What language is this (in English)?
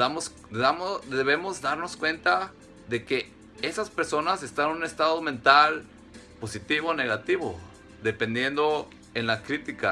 Spanish